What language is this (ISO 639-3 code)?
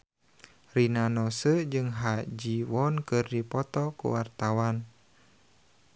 sun